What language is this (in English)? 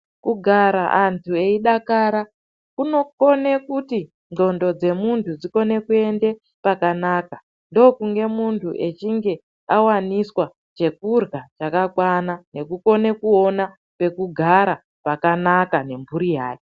Ndau